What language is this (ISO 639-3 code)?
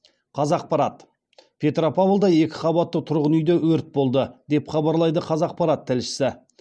kaz